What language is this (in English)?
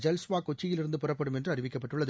Tamil